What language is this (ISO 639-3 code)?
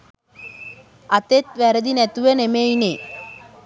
sin